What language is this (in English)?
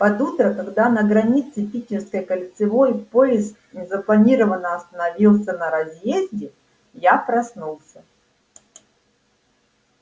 Russian